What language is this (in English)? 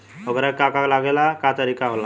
Bhojpuri